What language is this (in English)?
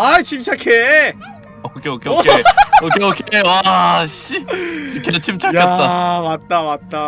Korean